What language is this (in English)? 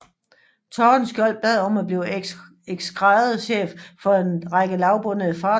Danish